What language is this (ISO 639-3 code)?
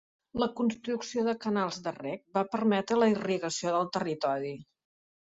cat